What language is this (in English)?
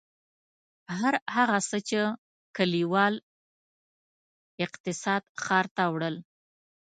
Pashto